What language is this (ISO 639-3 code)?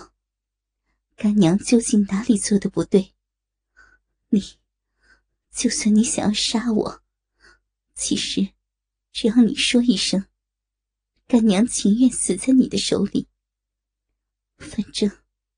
zho